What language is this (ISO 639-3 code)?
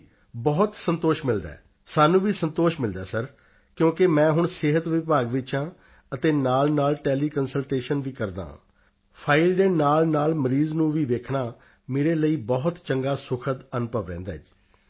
pan